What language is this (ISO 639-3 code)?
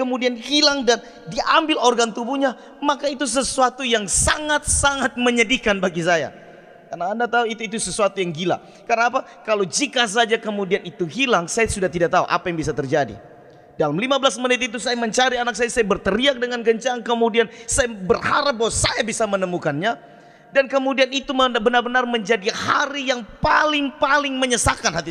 ind